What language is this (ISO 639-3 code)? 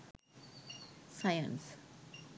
sin